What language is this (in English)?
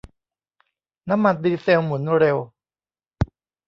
Thai